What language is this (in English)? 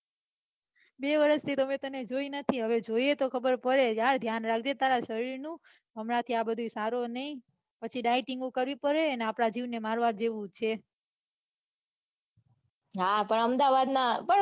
Gujarati